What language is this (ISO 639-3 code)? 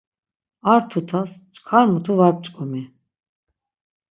lzz